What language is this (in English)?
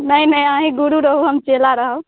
Maithili